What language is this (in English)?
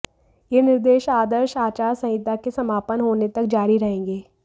Hindi